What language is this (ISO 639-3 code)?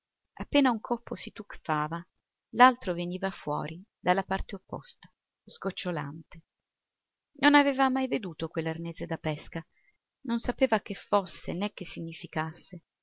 ita